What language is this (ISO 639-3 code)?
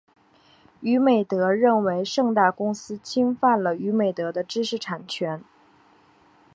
zho